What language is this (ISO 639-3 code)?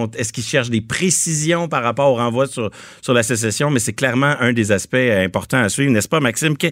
fra